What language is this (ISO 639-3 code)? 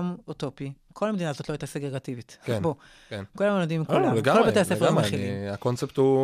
heb